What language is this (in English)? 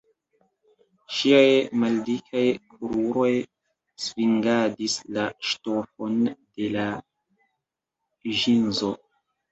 Esperanto